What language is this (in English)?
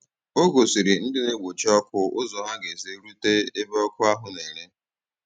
Igbo